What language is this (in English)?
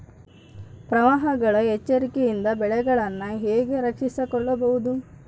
Kannada